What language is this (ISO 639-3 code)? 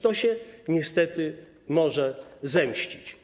pol